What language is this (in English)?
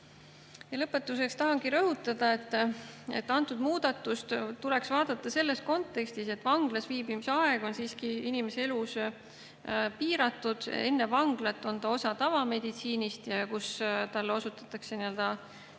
Estonian